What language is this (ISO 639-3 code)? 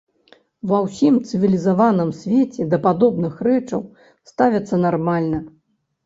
bel